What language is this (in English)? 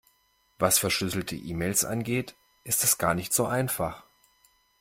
German